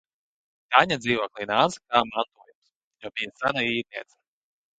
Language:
Latvian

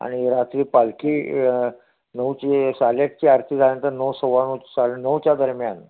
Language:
Marathi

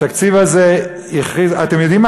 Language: Hebrew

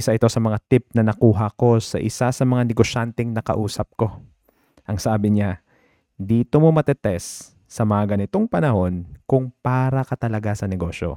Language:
Filipino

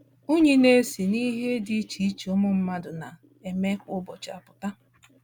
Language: Igbo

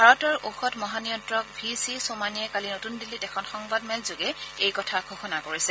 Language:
Assamese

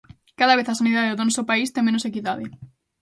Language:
Galician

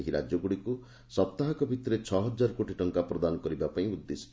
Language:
Odia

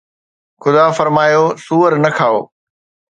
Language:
Sindhi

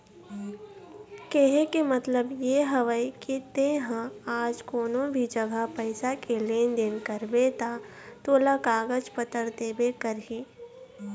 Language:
Chhattisgarhi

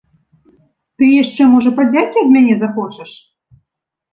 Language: Belarusian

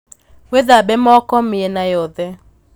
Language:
Kikuyu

